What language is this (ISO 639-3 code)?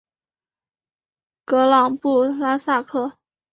zho